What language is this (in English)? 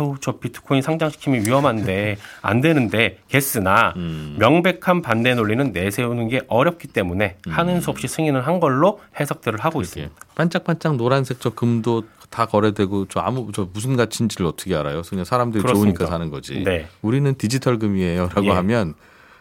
Korean